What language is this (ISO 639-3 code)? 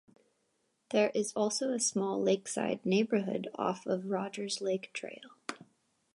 eng